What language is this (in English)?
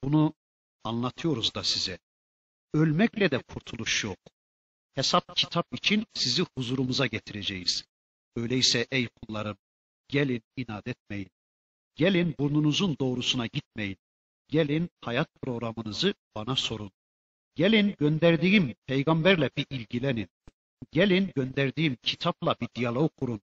Turkish